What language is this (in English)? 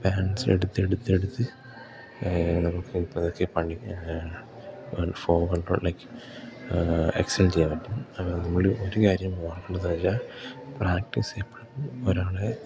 Malayalam